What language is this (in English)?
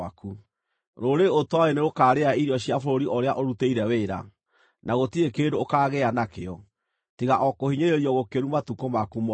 Kikuyu